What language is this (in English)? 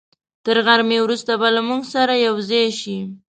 Pashto